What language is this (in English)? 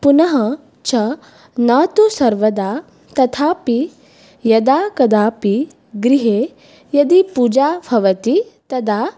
Sanskrit